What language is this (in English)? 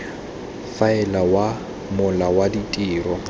Tswana